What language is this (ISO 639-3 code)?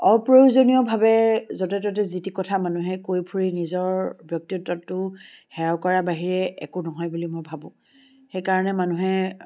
asm